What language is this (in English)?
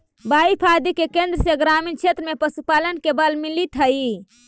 Magahi